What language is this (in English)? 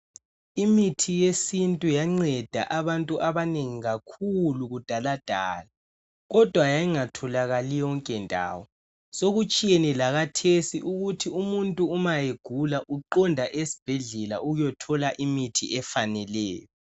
North Ndebele